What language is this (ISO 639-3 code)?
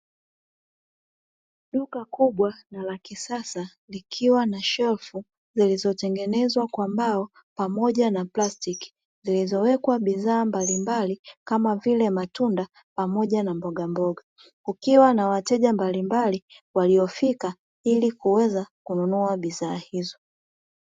swa